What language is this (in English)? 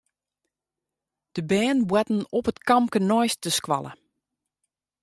Western Frisian